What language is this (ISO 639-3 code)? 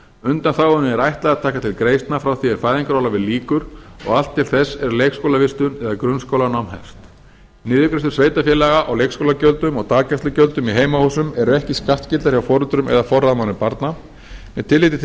isl